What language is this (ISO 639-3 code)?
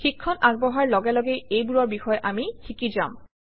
asm